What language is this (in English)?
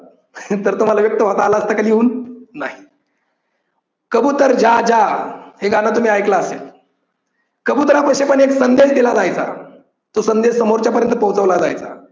Marathi